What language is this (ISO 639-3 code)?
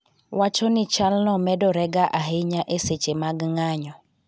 luo